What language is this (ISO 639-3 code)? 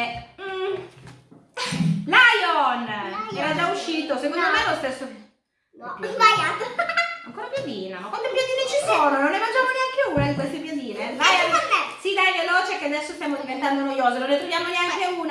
ita